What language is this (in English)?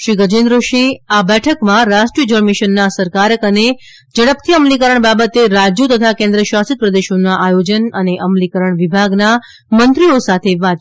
Gujarati